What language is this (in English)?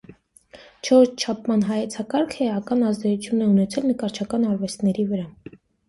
Armenian